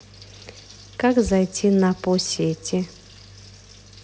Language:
Russian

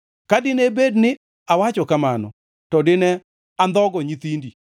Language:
Luo (Kenya and Tanzania)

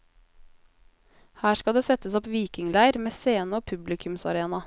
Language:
Norwegian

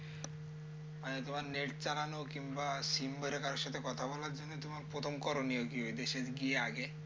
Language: Bangla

